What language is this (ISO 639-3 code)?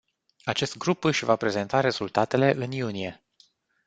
ron